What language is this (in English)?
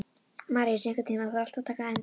Icelandic